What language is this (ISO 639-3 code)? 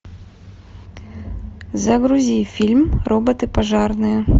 rus